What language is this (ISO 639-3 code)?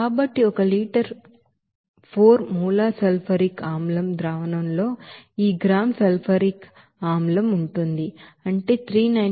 tel